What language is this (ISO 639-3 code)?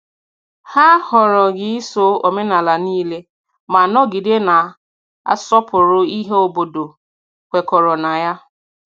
ibo